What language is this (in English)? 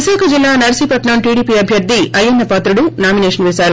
Telugu